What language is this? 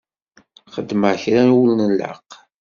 Kabyle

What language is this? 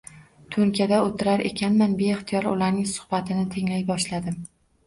Uzbek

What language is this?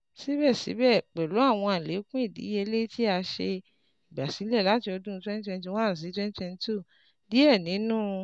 Yoruba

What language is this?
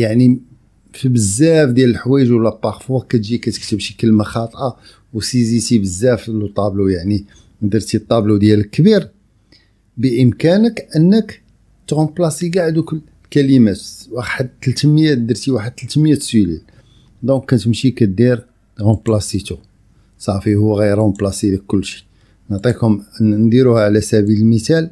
Arabic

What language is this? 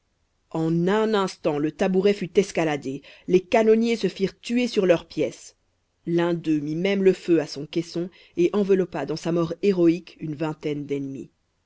French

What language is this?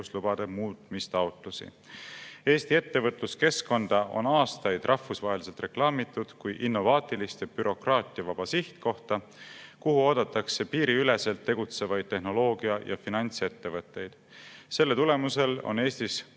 Estonian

